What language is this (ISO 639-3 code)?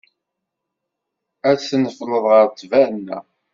kab